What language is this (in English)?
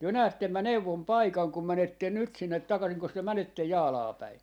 Finnish